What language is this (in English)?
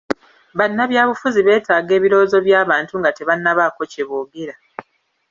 Ganda